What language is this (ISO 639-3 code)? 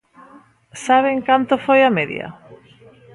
glg